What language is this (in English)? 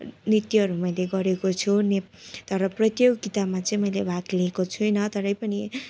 Nepali